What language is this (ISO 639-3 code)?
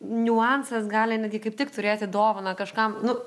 lit